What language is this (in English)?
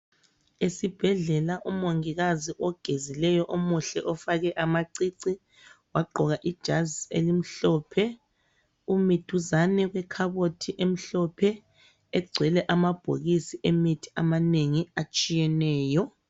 North Ndebele